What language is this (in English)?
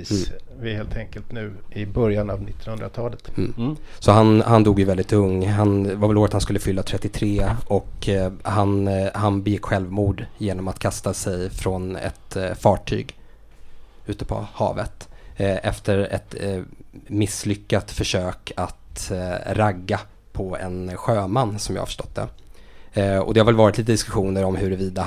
Swedish